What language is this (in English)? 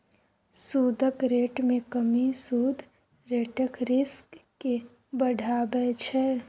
Maithili